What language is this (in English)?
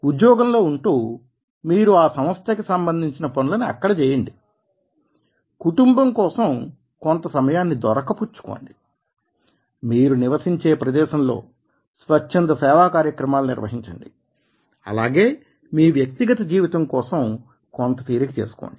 Telugu